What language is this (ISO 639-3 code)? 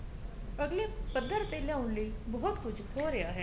pan